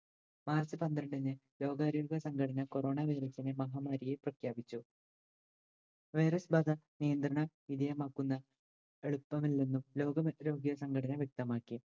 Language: Malayalam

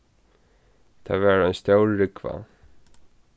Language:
Faroese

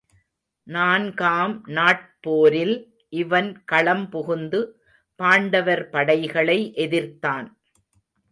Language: Tamil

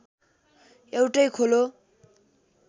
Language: Nepali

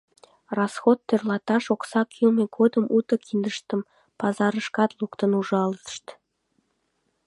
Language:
Mari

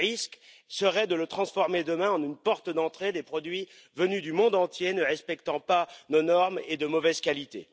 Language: French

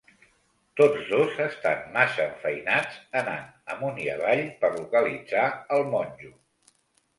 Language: Catalan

